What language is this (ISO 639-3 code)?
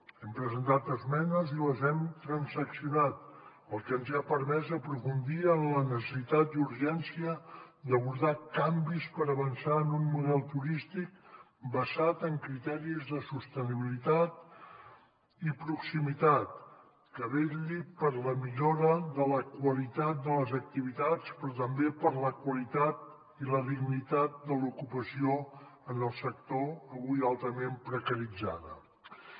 cat